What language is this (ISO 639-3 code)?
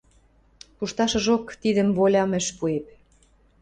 mrj